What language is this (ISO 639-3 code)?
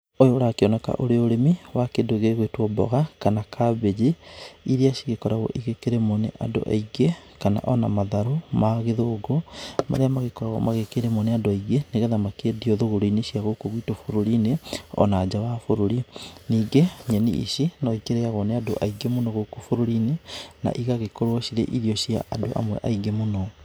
kik